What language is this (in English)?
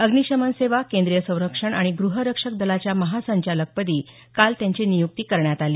Marathi